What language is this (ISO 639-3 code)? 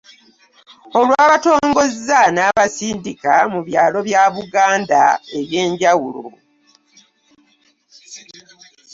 lug